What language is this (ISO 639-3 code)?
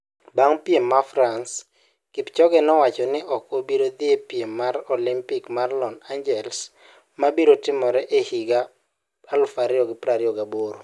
luo